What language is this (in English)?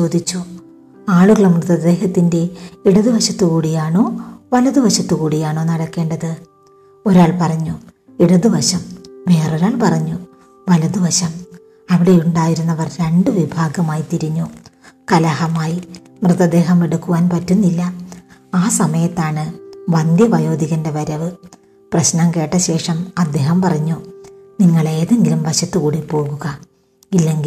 Malayalam